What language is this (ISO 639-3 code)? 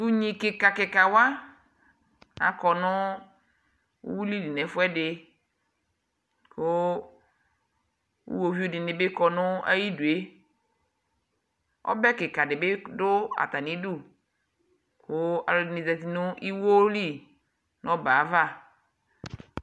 kpo